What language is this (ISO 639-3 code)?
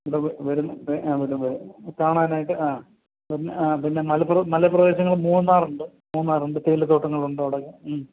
mal